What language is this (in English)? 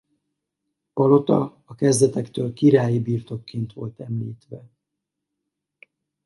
Hungarian